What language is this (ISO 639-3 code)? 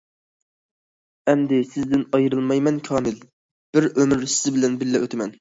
uig